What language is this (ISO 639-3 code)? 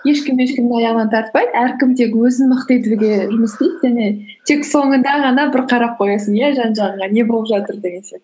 kaz